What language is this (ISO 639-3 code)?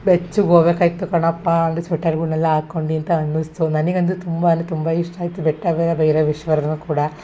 kan